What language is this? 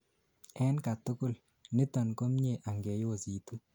Kalenjin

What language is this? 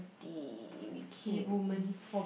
English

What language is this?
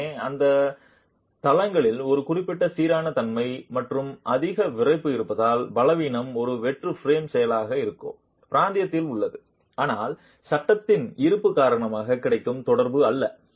Tamil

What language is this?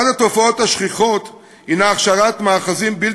Hebrew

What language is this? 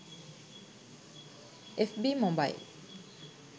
Sinhala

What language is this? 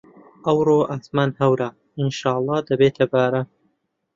Central Kurdish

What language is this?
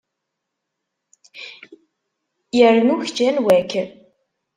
Kabyle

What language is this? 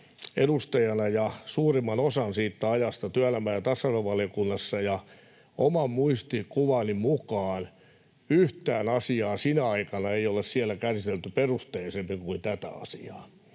Finnish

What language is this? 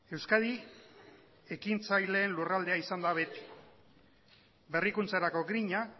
Basque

